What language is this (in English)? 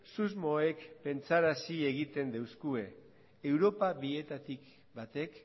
Basque